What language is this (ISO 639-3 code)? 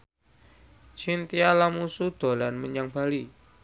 jav